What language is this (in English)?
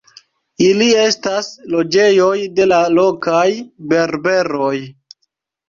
Esperanto